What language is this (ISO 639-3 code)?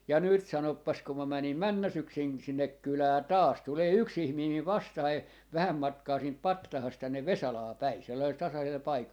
fin